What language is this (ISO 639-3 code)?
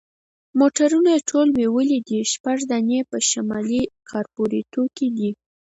pus